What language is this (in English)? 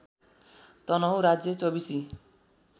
Nepali